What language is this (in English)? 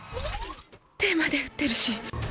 Japanese